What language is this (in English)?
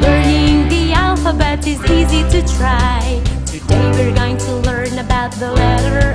English